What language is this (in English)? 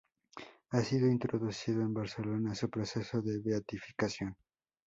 Spanish